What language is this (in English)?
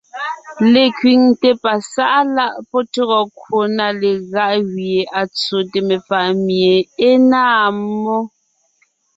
Ngiemboon